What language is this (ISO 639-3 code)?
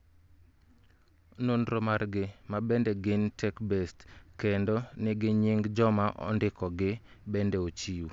luo